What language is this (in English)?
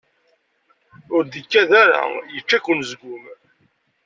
Kabyle